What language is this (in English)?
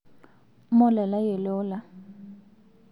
Masai